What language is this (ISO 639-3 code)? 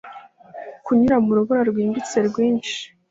kin